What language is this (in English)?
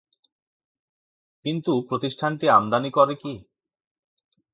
Bangla